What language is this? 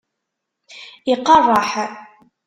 Kabyle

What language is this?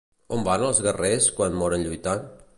Catalan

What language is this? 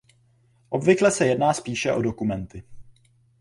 Czech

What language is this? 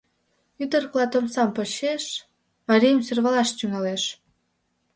Mari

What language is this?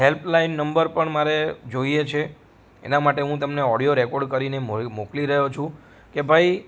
Gujarati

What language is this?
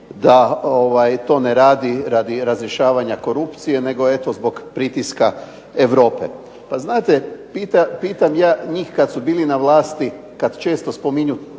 Croatian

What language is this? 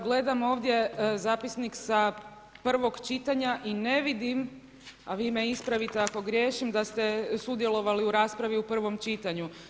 Croatian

